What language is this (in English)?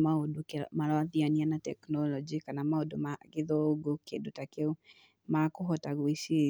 Kikuyu